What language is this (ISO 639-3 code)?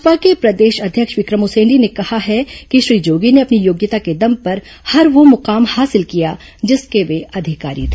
hin